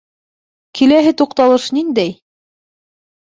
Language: Bashkir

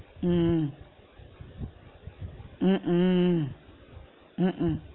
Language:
Tamil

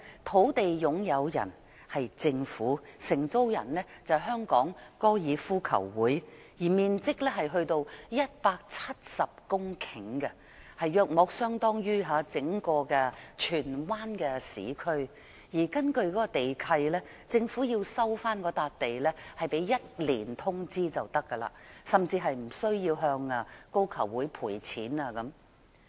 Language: Cantonese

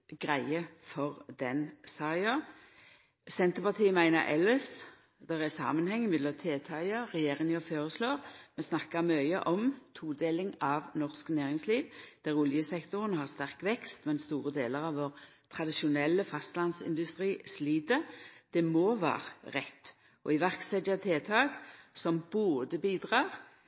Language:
Norwegian Nynorsk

